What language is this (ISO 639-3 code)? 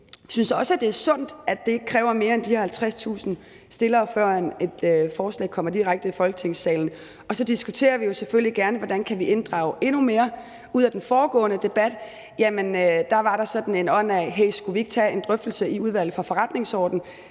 dan